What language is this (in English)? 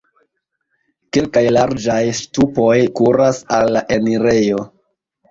Esperanto